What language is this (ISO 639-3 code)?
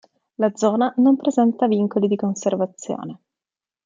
ita